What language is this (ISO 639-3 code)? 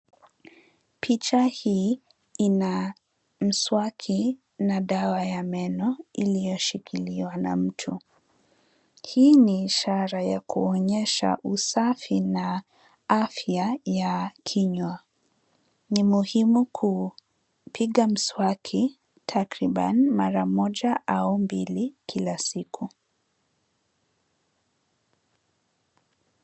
swa